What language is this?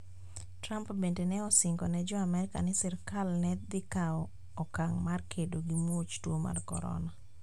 Luo (Kenya and Tanzania)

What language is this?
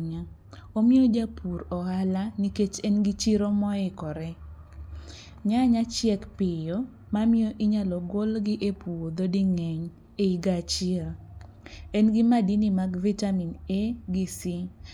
Luo (Kenya and Tanzania)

